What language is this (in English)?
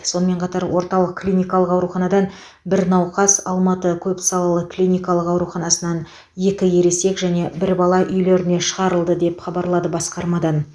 Kazakh